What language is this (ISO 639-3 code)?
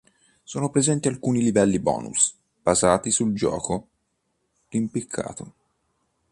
ita